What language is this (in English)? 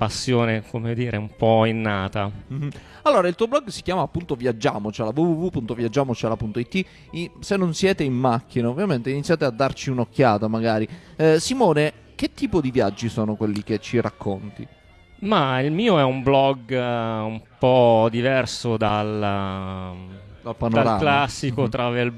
Italian